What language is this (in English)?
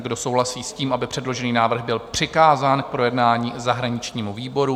Czech